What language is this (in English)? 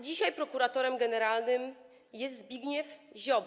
Polish